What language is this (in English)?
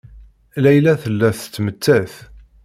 Kabyle